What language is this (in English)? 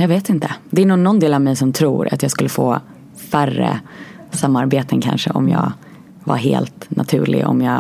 Swedish